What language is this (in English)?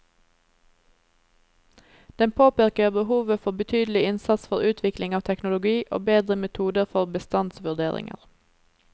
Norwegian